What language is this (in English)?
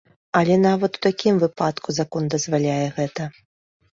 Belarusian